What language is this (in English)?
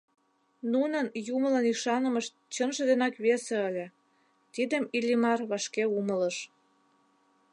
Mari